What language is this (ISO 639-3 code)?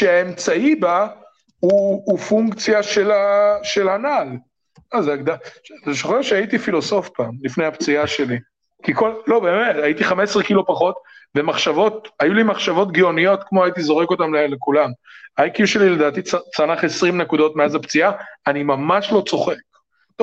heb